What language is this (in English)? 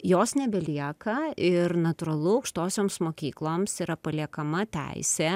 Lithuanian